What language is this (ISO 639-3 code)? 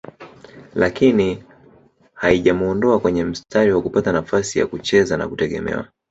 swa